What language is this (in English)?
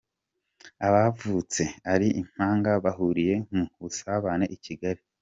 Kinyarwanda